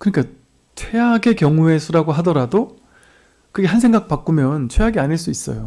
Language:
Korean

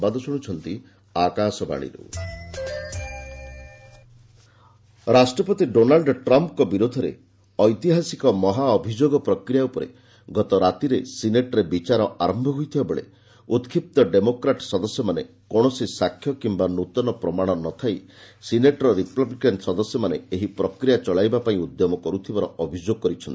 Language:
Odia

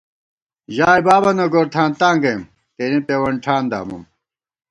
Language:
Gawar-Bati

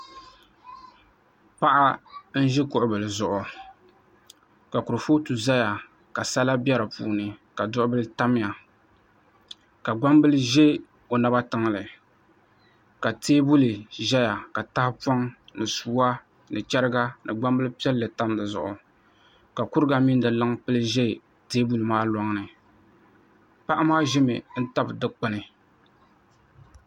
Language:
Dagbani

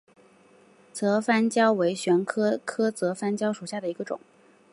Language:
Chinese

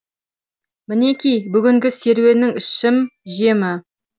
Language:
Kazakh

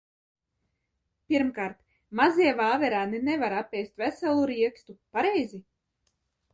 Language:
Latvian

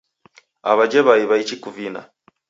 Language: Taita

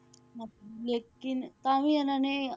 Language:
Punjabi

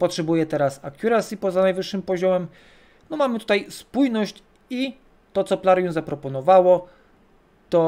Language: Polish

